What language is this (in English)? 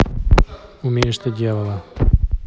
Russian